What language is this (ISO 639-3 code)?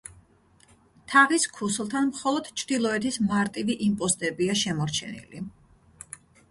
kat